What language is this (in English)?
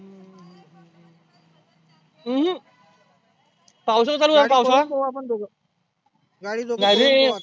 Marathi